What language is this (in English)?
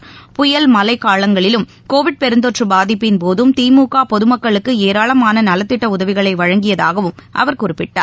Tamil